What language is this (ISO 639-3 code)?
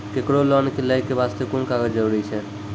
mai